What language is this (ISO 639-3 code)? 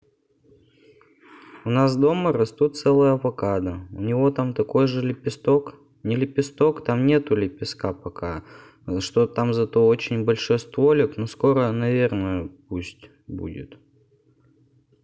rus